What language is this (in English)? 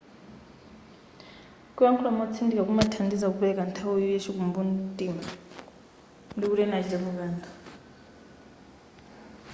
Nyanja